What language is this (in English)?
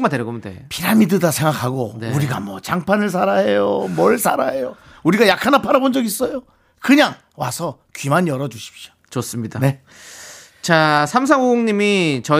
Korean